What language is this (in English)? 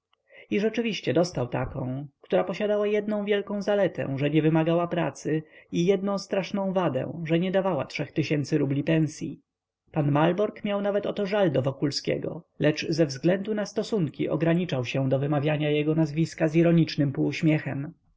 Polish